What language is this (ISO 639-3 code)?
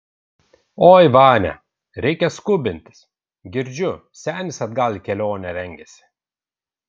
lit